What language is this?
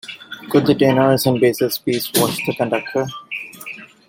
English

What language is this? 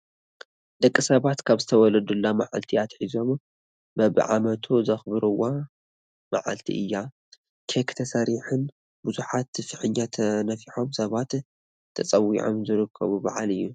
Tigrinya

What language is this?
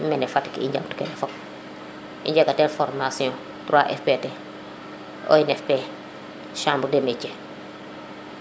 Serer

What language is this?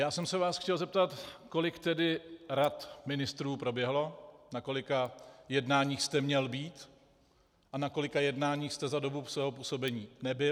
Czech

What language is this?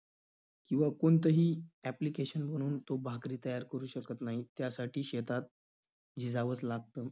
Marathi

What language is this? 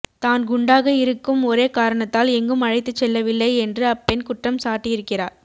Tamil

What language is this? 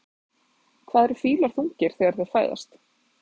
Icelandic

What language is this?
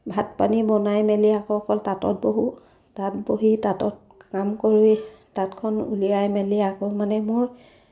Assamese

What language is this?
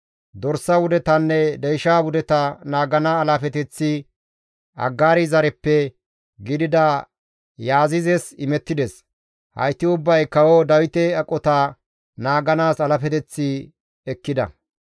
Gamo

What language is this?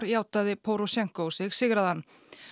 Icelandic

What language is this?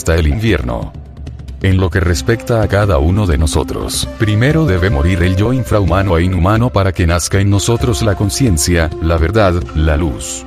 Spanish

